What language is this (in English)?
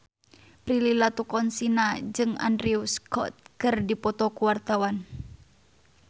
Sundanese